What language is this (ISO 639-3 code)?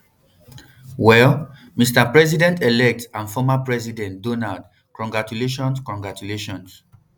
pcm